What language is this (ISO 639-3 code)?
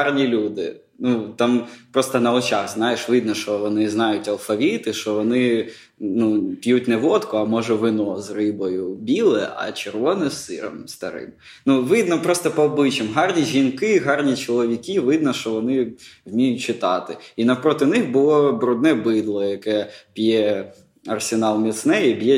ukr